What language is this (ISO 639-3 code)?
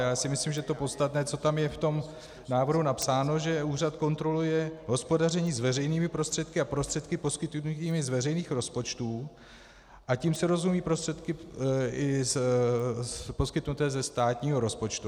ces